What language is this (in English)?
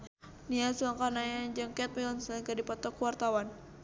Sundanese